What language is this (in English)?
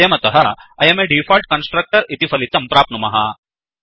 Sanskrit